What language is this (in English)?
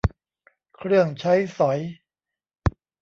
Thai